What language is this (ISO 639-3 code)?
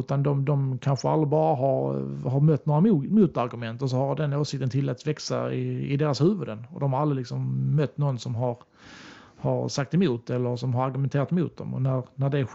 swe